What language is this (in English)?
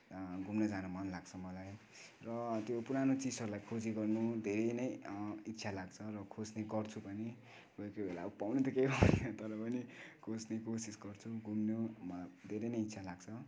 Nepali